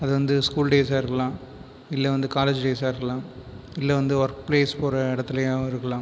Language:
Tamil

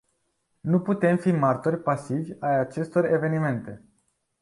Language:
Romanian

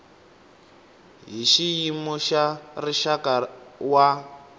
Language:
Tsonga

